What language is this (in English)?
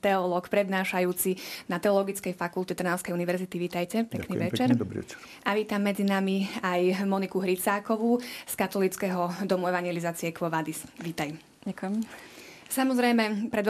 Slovak